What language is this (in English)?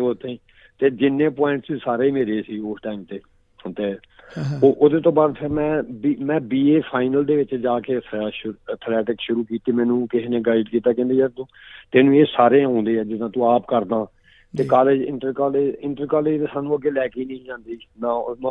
Punjabi